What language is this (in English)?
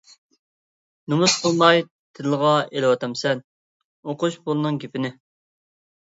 Uyghur